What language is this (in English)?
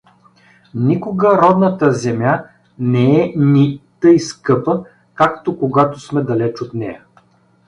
Bulgarian